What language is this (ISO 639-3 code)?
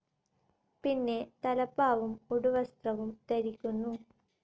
mal